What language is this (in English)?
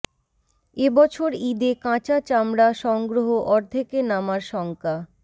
Bangla